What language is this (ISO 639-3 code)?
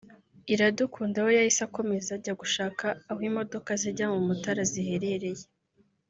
kin